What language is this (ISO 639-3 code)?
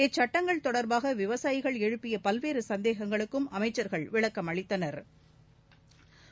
tam